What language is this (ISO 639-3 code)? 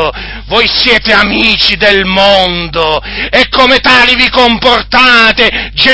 ita